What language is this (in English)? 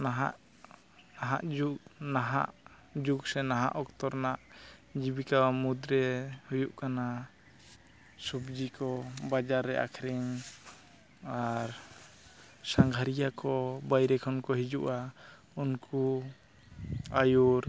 Santali